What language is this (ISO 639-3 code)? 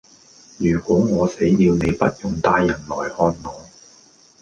yue